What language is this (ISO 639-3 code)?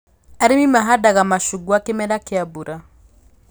kik